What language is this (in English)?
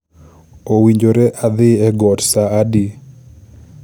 Luo (Kenya and Tanzania)